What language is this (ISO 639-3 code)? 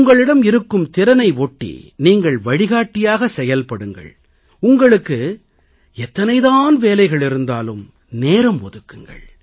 tam